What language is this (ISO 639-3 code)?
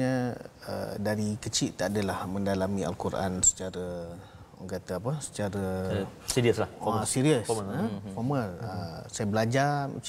msa